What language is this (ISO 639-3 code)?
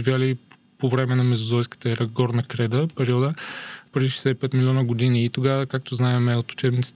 bul